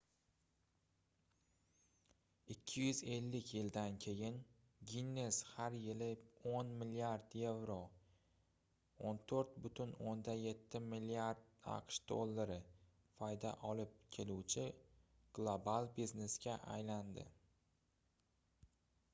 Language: Uzbek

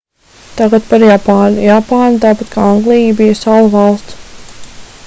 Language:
Latvian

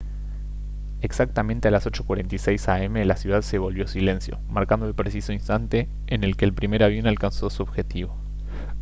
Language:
Spanish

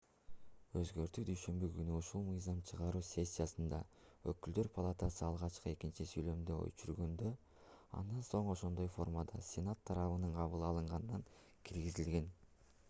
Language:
Kyrgyz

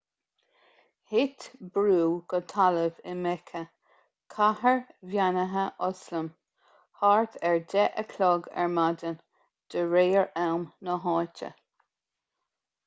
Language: Irish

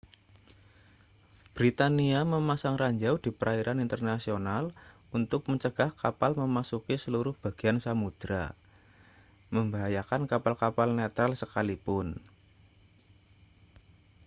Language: Indonesian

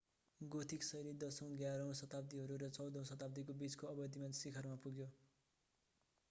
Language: Nepali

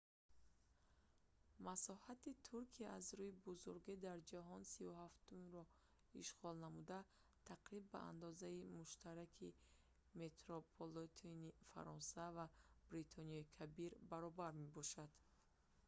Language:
Tajik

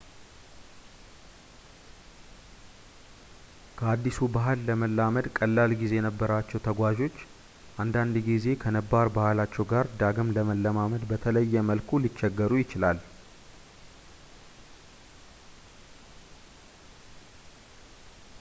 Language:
Amharic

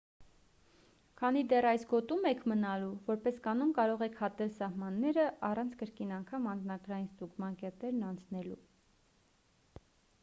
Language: Armenian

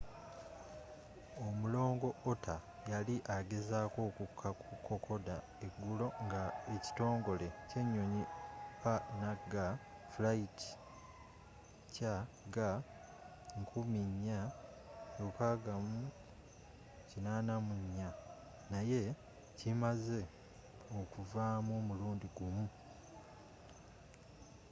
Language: Ganda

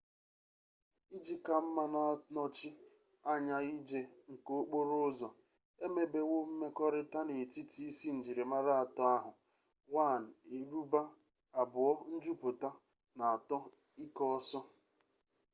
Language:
Igbo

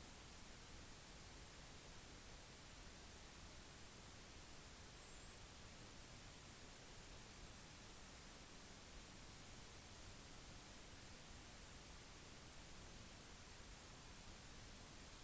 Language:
Norwegian Bokmål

